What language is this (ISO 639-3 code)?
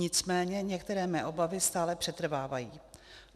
ces